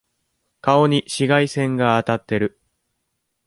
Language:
Japanese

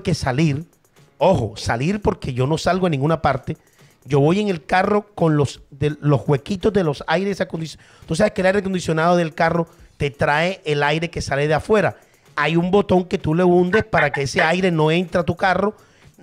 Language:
Spanish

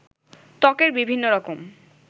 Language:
Bangla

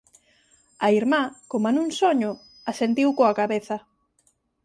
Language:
Galician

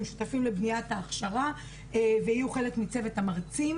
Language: Hebrew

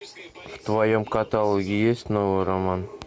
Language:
Russian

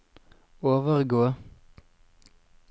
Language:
Norwegian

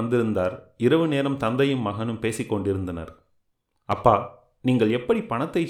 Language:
Tamil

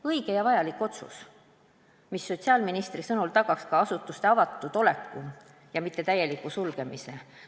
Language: Estonian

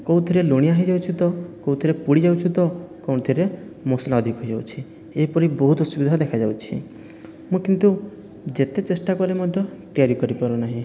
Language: Odia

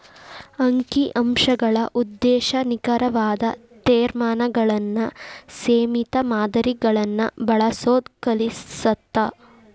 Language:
Kannada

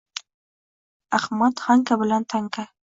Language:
Uzbek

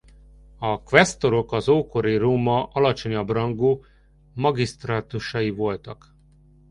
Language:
Hungarian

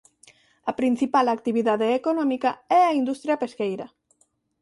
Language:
Galician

